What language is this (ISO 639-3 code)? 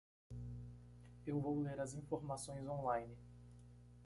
por